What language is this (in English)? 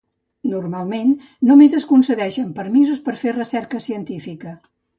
Catalan